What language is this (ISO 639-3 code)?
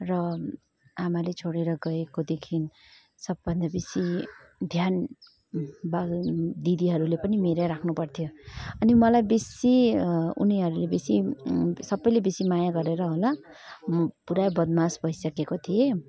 nep